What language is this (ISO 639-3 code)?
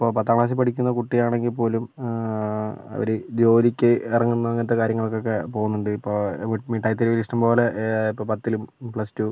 mal